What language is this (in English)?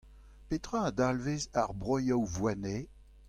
Breton